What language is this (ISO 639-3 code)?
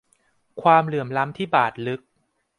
tha